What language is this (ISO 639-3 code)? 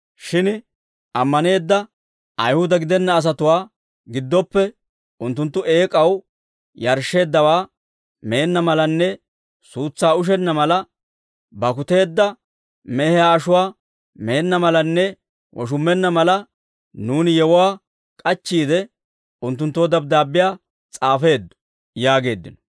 dwr